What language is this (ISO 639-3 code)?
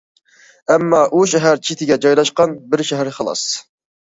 uig